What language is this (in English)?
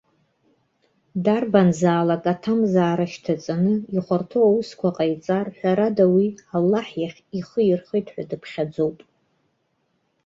Abkhazian